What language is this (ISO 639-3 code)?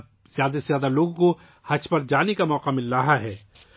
urd